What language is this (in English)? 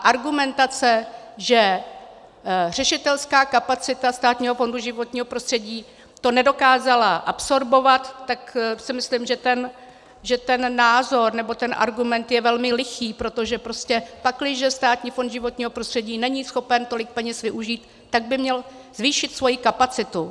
Czech